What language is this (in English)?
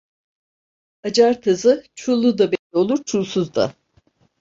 Turkish